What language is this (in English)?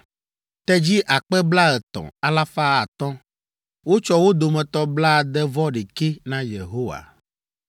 Ewe